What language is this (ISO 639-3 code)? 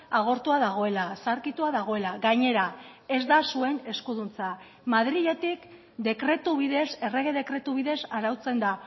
eus